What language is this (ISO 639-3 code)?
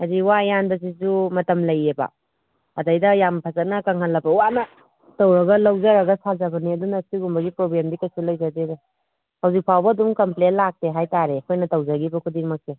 mni